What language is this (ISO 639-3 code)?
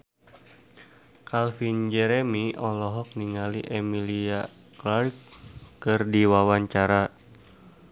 sun